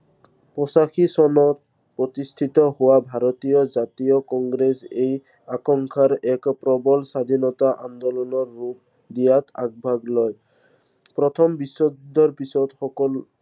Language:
Assamese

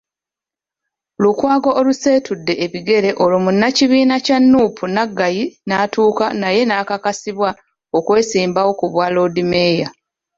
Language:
Ganda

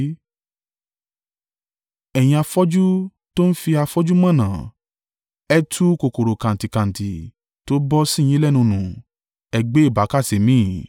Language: Yoruba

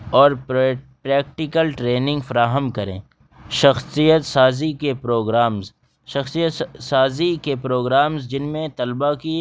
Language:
Urdu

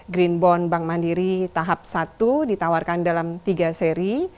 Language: Indonesian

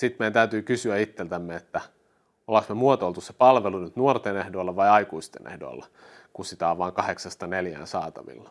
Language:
Finnish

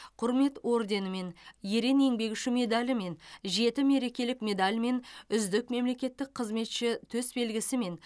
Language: Kazakh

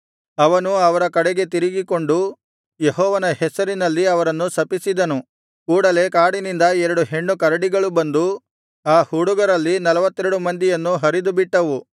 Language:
Kannada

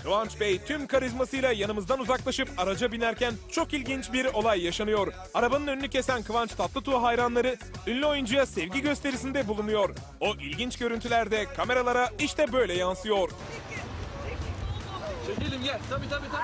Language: Turkish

